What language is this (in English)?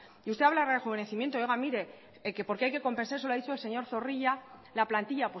Spanish